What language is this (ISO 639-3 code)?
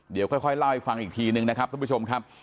tha